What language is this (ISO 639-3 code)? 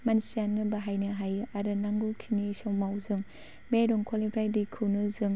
brx